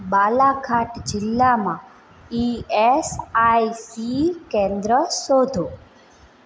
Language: Gujarati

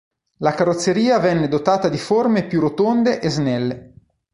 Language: Italian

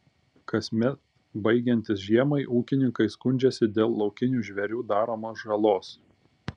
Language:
Lithuanian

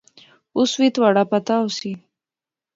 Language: Pahari-Potwari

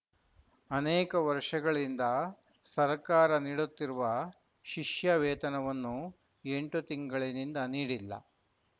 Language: Kannada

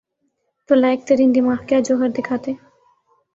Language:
Urdu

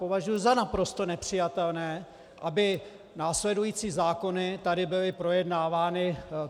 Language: Czech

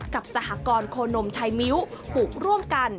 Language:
Thai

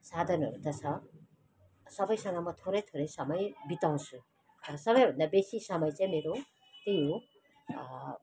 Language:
Nepali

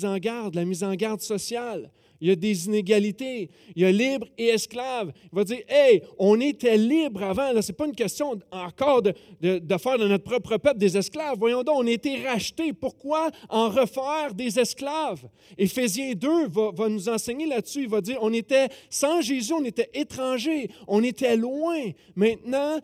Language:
French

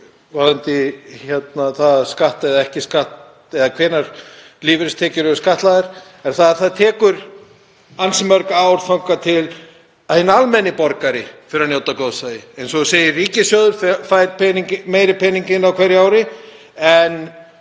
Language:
Icelandic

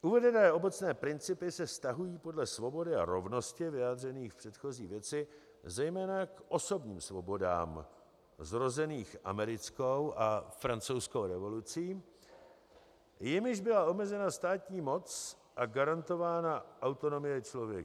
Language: Czech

